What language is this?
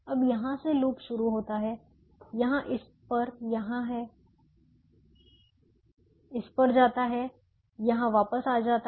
Hindi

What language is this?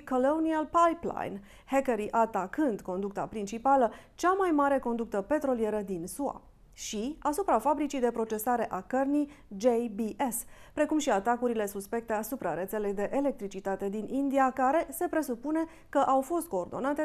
Romanian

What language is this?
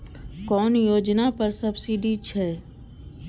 Maithili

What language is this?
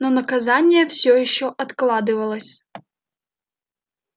Russian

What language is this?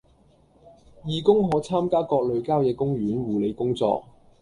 Cantonese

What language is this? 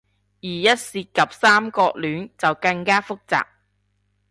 Cantonese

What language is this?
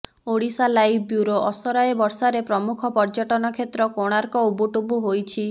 Odia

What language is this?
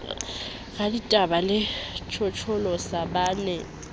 Southern Sotho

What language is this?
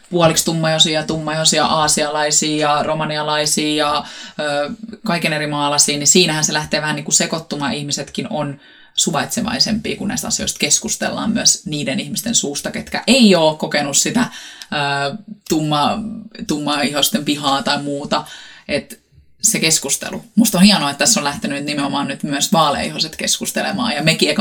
Finnish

